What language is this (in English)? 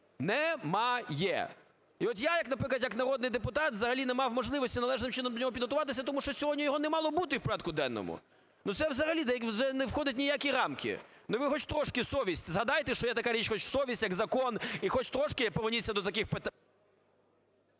Ukrainian